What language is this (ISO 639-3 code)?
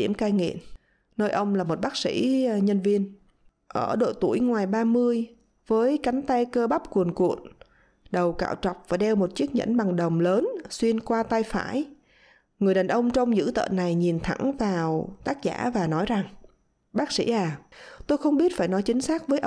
vie